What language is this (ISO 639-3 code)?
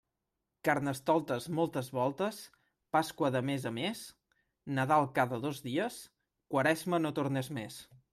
cat